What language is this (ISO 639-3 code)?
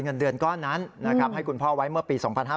tha